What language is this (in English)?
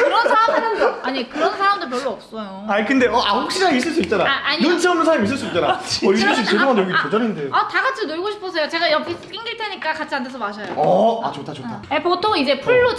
Korean